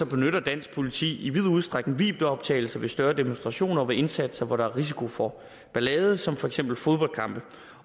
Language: Danish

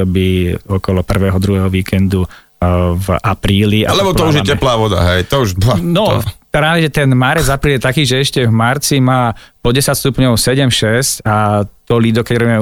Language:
Slovak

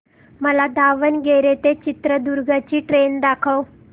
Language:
Marathi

